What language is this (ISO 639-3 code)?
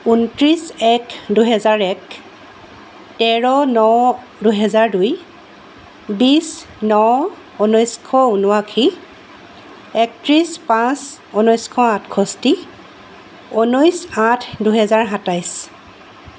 asm